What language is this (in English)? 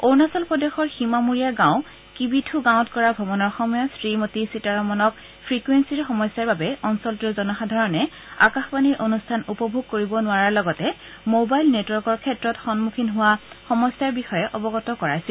Assamese